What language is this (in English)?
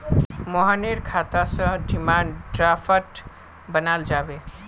Magahi